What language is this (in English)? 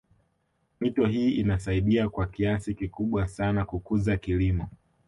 Swahili